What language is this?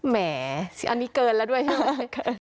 Thai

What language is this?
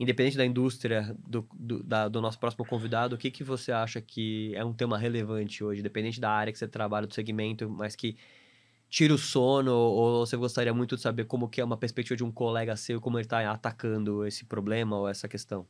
Portuguese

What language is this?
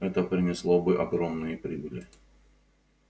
Russian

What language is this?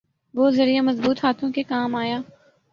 Urdu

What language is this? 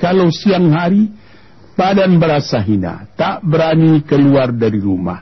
Malay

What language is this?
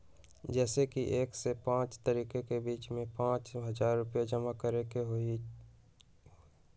Magahi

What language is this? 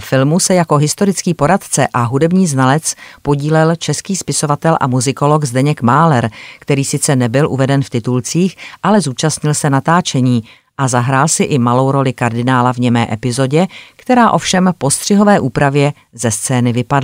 Czech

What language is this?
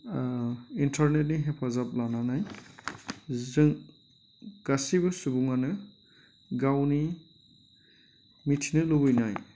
Bodo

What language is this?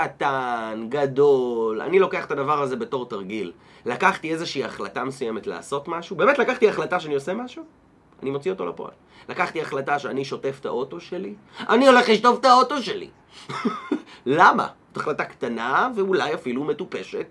Hebrew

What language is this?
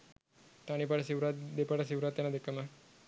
Sinhala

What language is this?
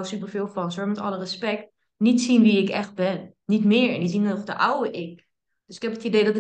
Dutch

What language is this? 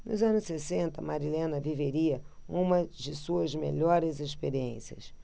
Portuguese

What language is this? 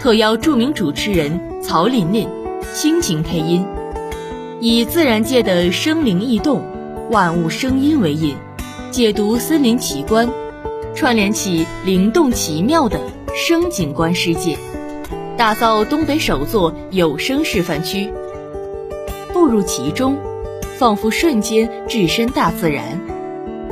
Chinese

